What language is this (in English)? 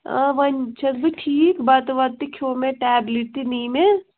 Kashmiri